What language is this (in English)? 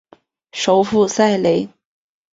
Chinese